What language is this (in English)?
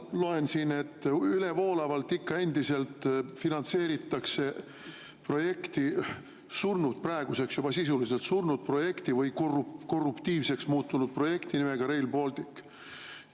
Estonian